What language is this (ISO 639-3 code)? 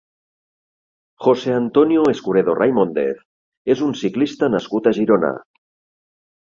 cat